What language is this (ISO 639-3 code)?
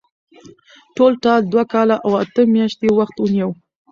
pus